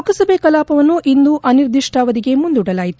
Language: Kannada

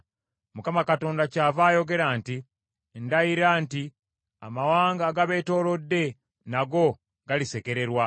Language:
Ganda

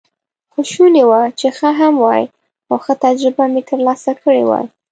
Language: Pashto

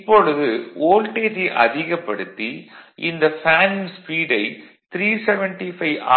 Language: Tamil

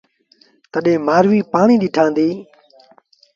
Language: Sindhi Bhil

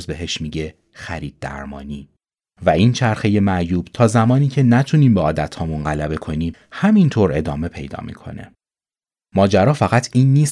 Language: Persian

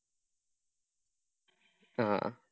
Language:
Malayalam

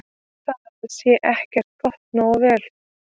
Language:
Icelandic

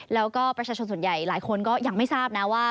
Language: Thai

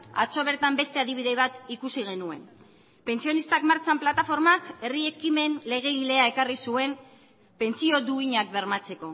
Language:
Basque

